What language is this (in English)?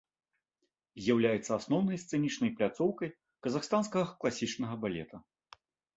Belarusian